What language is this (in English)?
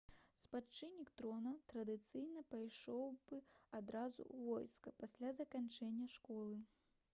Belarusian